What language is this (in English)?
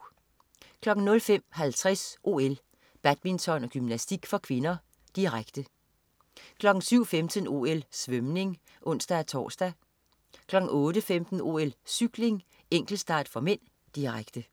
Danish